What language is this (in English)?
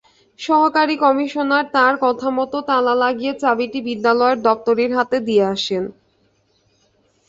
Bangla